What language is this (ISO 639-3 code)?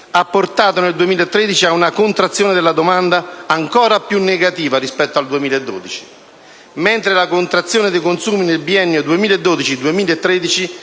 ita